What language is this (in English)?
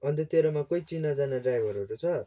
Nepali